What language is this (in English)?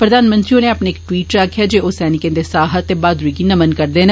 Dogri